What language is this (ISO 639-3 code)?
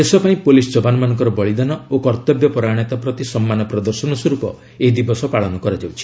ori